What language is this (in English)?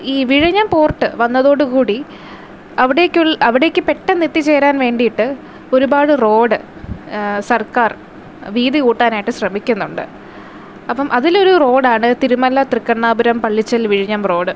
Malayalam